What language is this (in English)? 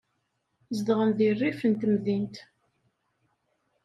Kabyle